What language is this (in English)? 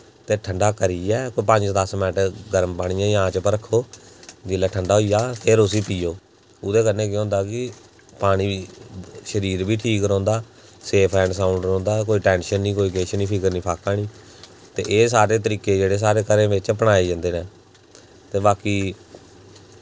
Dogri